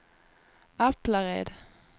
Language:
Swedish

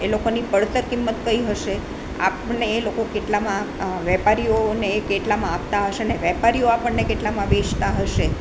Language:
Gujarati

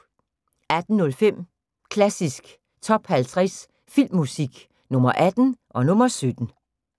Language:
Danish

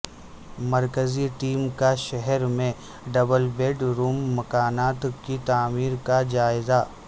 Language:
Urdu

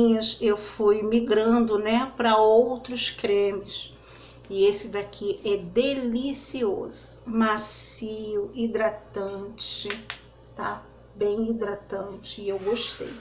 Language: Portuguese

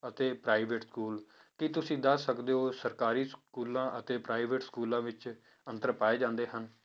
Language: Punjabi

